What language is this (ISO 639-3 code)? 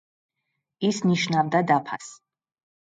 kat